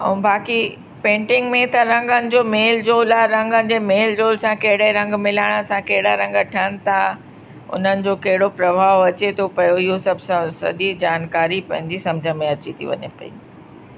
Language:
Sindhi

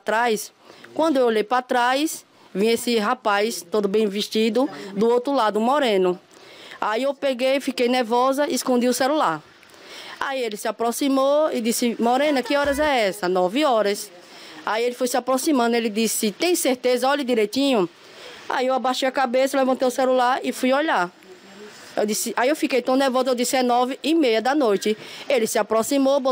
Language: Portuguese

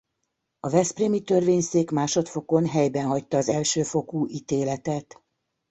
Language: Hungarian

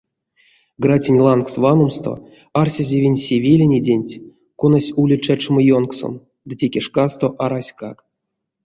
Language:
Erzya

